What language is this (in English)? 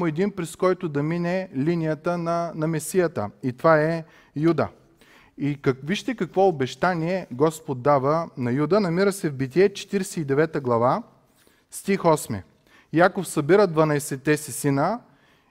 Bulgarian